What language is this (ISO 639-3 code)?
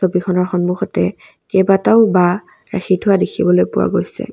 asm